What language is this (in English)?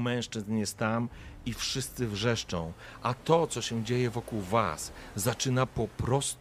Polish